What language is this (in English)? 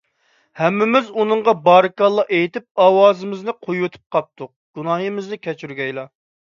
Uyghur